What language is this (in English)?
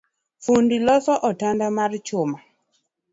Luo (Kenya and Tanzania)